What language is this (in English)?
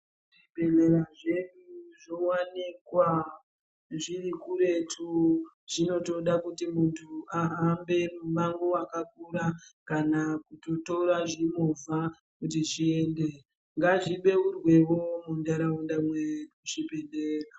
Ndau